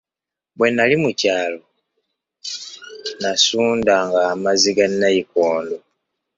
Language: Ganda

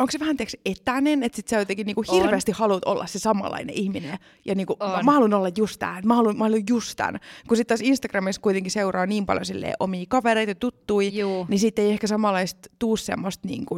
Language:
Finnish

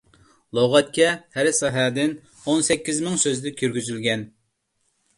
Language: Uyghur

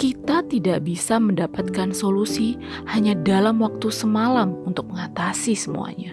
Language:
Indonesian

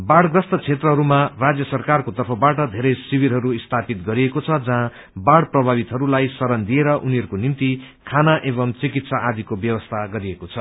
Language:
Nepali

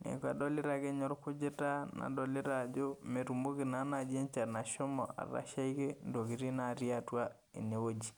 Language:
Masai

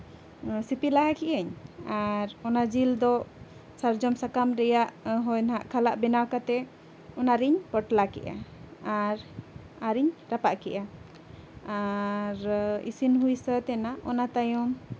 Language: Santali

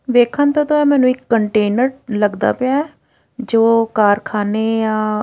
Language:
Punjabi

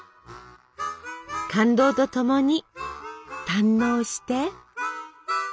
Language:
Japanese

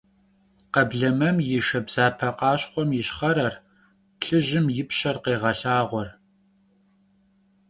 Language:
Kabardian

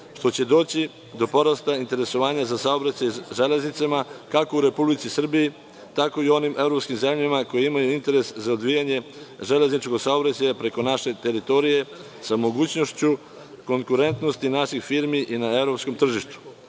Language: Serbian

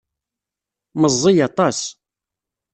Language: Kabyle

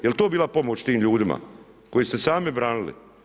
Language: Croatian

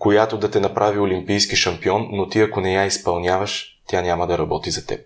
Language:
Bulgarian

